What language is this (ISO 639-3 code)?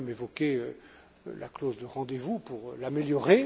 fra